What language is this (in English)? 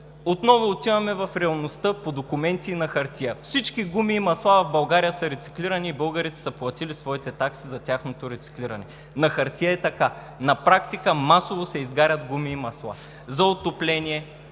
Bulgarian